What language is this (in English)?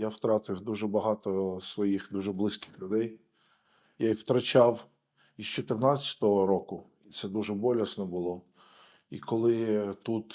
Ukrainian